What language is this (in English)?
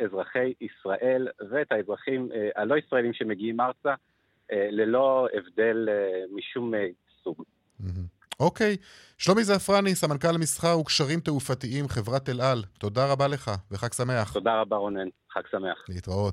Hebrew